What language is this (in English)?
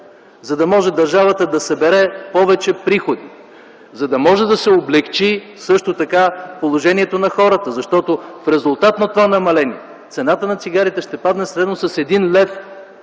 Bulgarian